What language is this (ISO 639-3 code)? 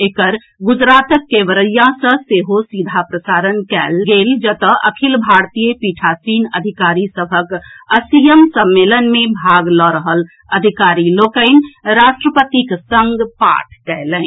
mai